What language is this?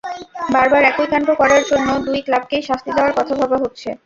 Bangla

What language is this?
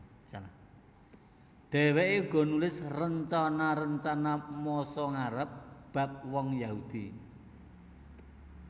Javanese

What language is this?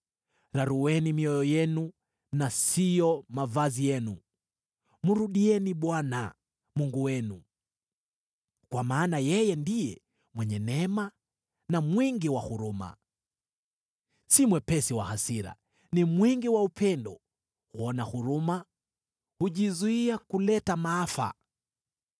Swahili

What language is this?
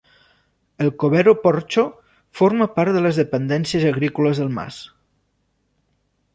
Catalan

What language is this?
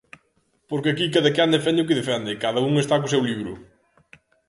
Galician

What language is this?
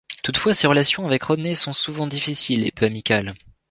French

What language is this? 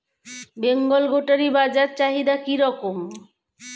Bangla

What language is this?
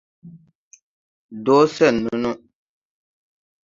Tupuri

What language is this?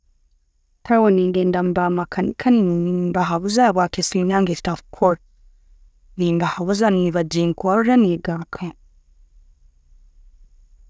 Tooro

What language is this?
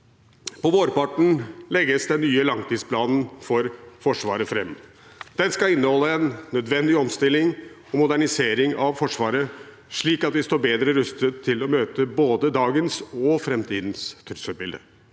Norwegian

